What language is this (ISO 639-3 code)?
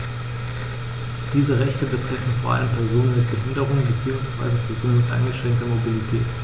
deu